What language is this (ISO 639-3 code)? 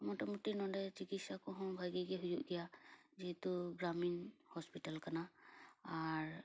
sat